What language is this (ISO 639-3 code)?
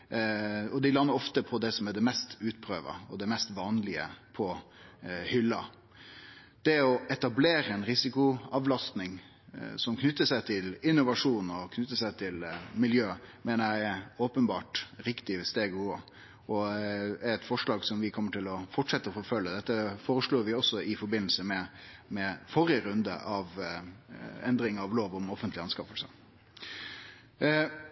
nno